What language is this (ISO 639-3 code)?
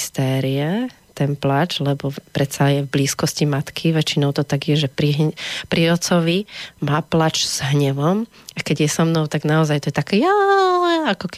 slk